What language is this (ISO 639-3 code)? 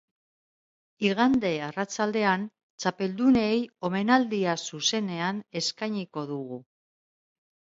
eus